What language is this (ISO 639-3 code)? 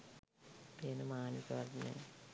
sin